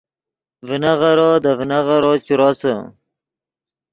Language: Yidgha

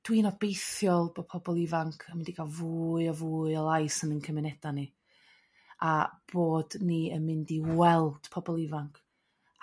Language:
Welsh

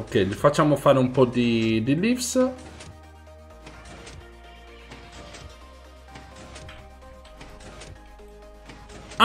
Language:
Italian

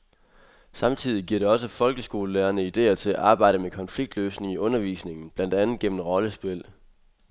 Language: Danish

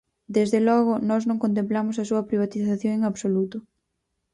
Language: Galician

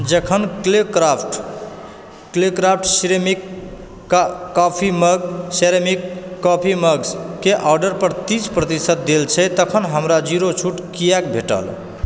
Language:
Maithili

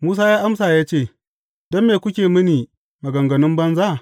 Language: Hausa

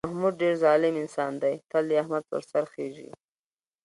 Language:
Pashto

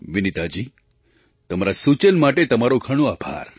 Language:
Gujarati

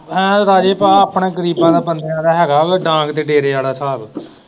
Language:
Punjabi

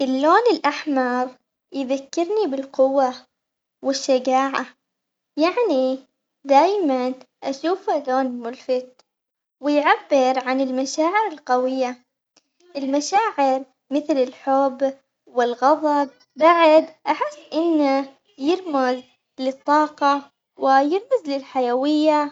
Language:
Omani Arabic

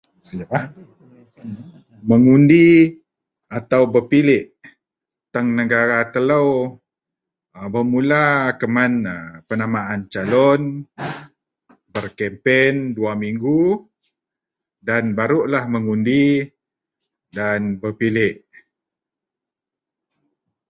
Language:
Central Melanau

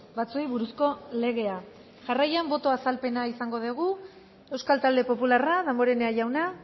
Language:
Basque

